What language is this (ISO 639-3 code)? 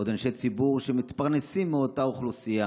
heb